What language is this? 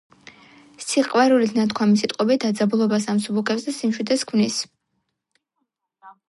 Georgian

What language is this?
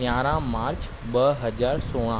Sindhi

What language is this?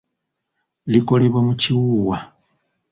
Ganda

